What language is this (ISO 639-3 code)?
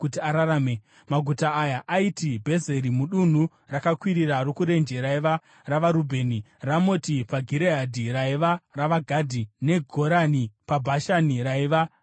sna